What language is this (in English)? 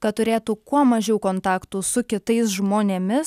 Lithuanian